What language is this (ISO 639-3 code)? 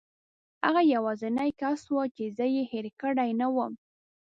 pus